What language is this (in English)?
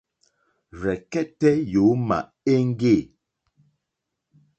Mokpwe